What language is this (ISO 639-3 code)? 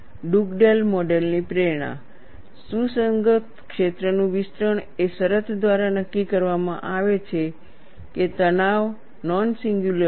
guj